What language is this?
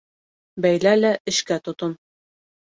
Bashkir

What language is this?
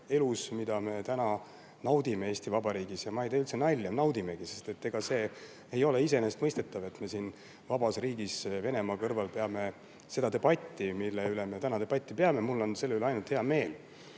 Estonian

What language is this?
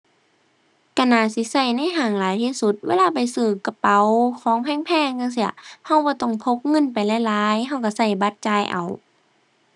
Thai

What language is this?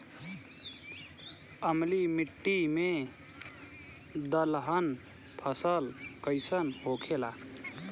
Bhojpuri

